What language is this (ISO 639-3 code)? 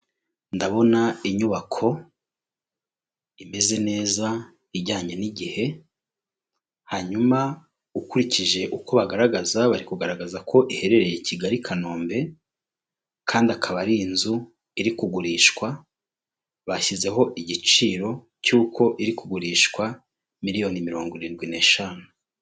kin